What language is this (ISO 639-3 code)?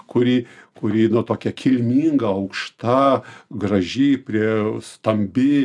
lit